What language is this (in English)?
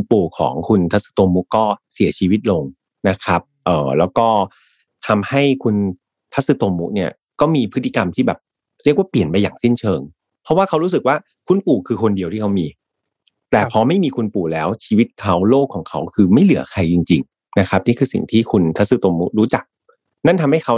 Thai